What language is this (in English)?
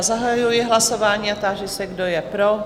Czech